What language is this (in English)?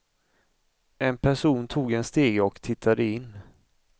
Swedish